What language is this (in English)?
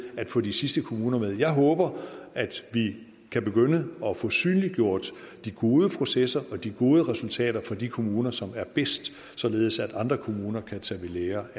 Danish